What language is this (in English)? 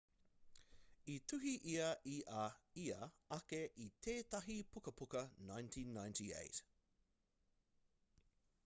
Māori